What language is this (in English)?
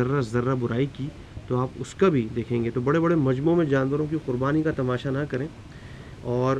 Urdu